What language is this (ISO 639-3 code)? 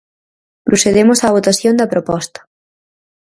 glg